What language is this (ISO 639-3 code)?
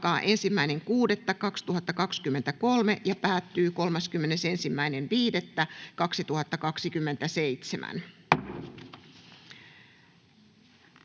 fin